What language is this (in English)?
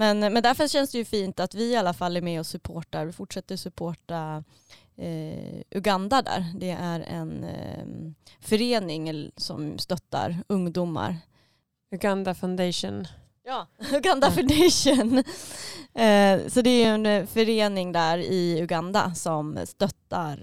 Swedish